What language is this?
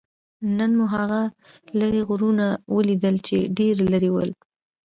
Pashto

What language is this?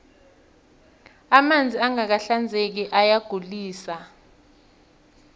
South Ndebele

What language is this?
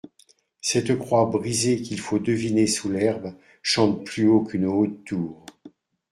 French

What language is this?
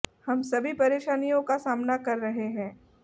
Hindi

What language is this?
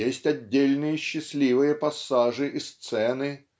Russian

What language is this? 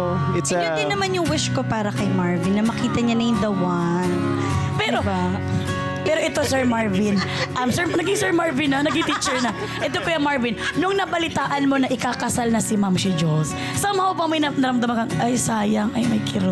Filipino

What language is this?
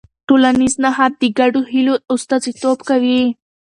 Pashto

